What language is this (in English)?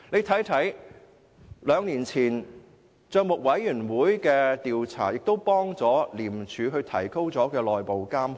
Cantonese